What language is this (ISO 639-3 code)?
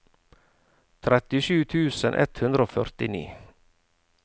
nor